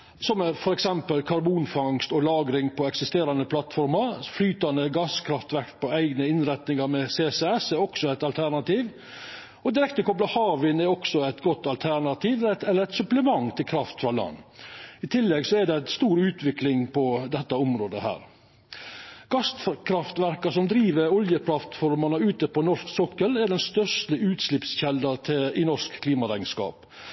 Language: Norwegian Nynorsk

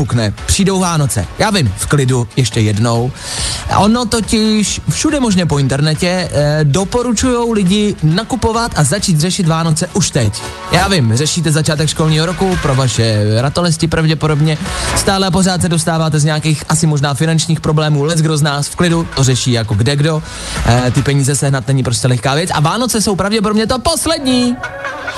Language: Czech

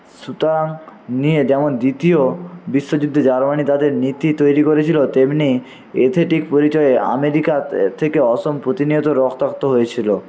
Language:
Bangla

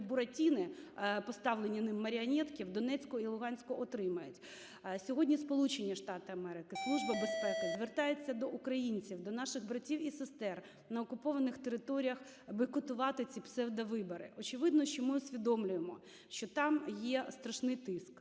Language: Ukrainian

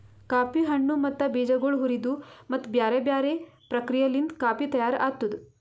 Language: Kannada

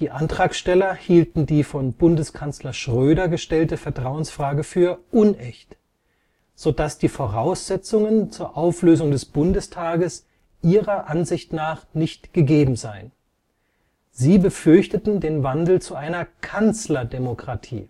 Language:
German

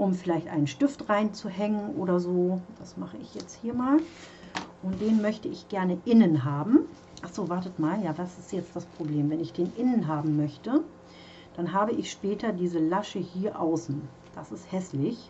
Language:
German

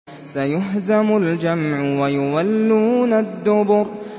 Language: Arabic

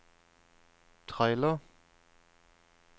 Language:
Norwegian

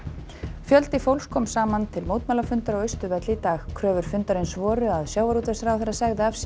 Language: Icelandic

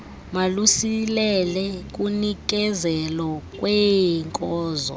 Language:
Xhosa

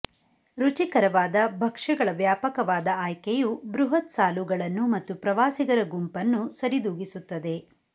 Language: Kannada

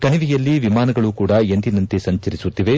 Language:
Kannada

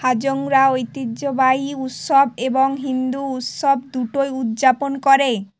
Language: Bangla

